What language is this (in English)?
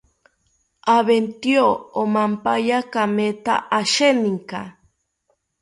South Ucayali Ashéninka